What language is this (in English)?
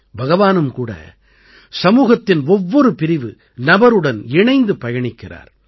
Tamil